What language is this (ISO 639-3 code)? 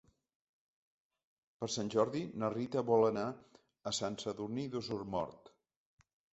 cat